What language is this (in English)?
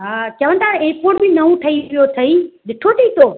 Sindhi